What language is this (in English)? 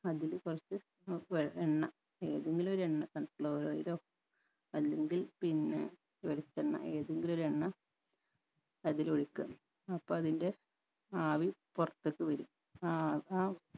Malayalam